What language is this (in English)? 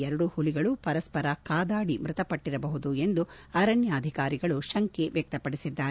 Kannada